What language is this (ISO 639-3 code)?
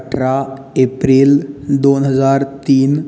kok